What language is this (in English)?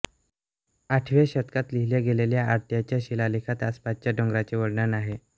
Marathi